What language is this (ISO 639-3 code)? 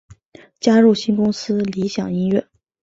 zho